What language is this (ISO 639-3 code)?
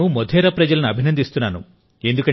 tel